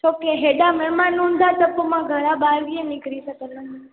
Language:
Sindhi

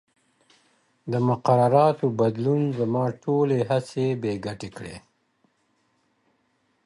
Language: Pashto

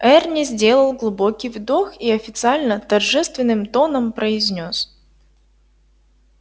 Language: Russian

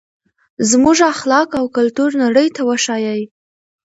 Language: Pashto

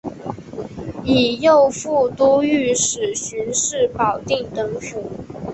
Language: Chinese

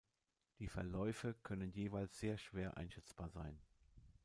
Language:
German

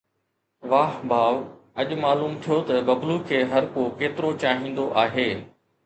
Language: Sindhi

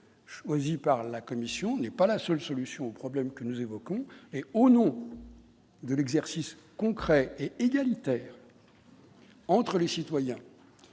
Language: French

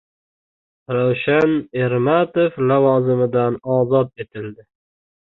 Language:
Uzbek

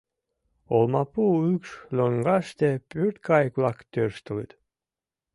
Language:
Mari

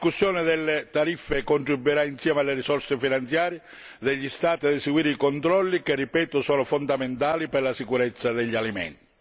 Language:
Italian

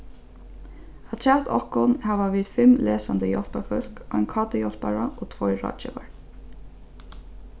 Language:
Faroese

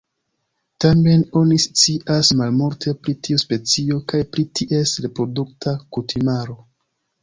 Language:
Esperanto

